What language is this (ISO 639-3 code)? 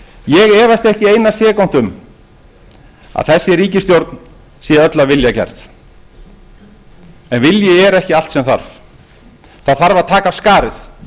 isl